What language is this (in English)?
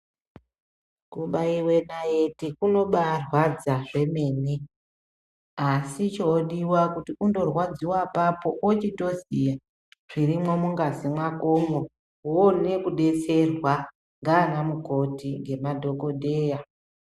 Ndau